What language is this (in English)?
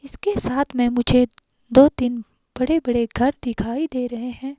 Hindi